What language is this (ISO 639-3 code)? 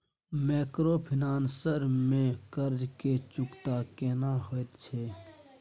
mai